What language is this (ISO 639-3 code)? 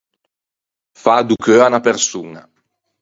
lij